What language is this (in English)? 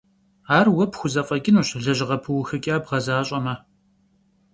Kabardian